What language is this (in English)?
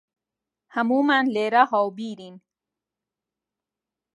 Central Kurdish